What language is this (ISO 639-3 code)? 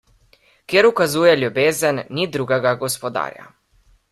slv